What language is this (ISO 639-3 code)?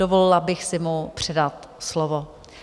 ces